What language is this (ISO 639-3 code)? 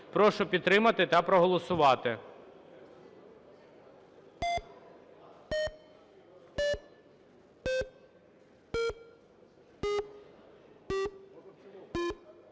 ukr